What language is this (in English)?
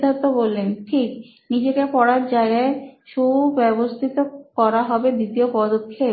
Bangla